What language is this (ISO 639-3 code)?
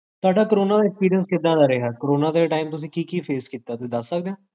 pan